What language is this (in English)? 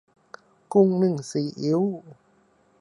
Thai